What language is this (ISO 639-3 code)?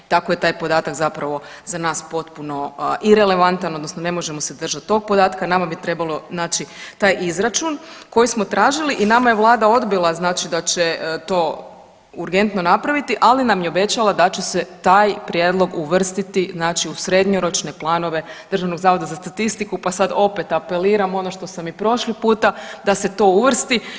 hrv